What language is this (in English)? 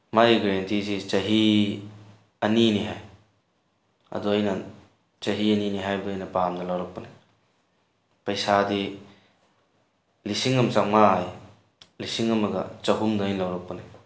Manipuri